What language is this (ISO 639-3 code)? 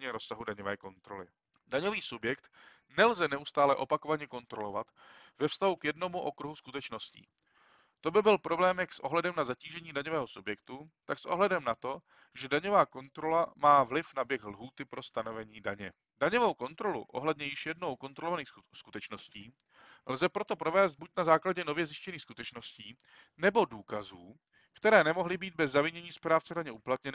ces